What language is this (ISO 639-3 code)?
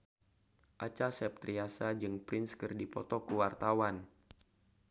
sun